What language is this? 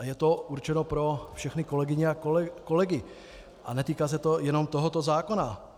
Czech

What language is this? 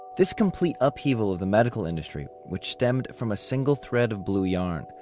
English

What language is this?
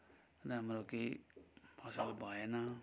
Nepali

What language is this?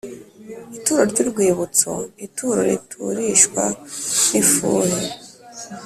Kinyarwanda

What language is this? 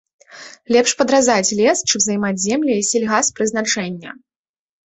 Belarusian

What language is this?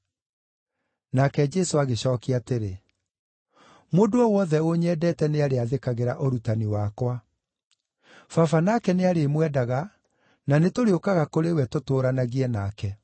Kikuyu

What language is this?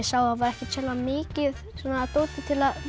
Icelandic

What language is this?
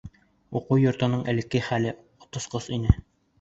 Bashkir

